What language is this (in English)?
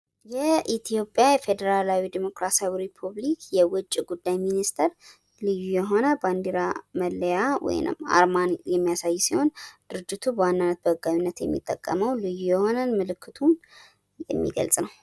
Amharic